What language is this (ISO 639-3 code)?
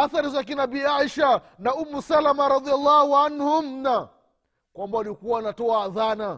swa